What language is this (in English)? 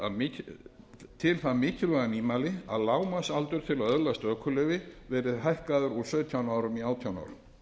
Icelandic